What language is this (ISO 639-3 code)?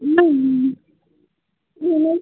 kas